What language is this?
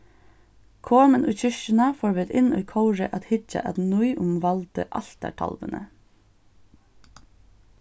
Faroese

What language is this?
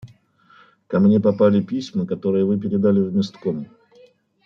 Russian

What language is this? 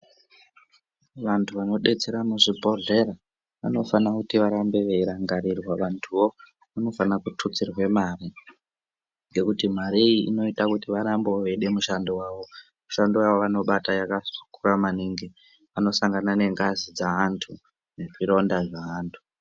Ndau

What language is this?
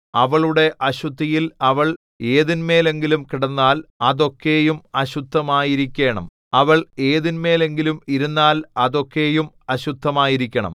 Malayalam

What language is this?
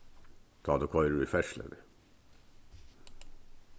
Faroese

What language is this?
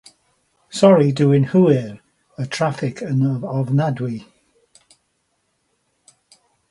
Welsh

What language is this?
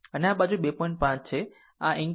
Gujarati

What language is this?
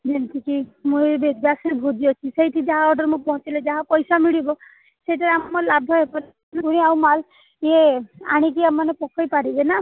Odia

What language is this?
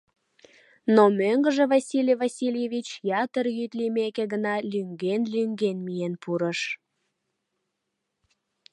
Mari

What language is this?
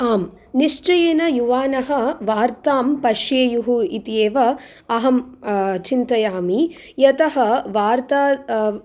Sanskrit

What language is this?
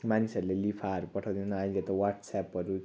Nepali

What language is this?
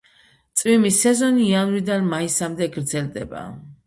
Georgian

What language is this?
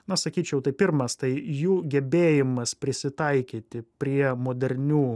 Lithuanian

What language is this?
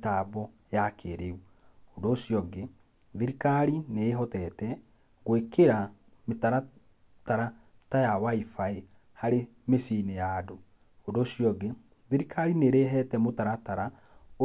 Kikuyu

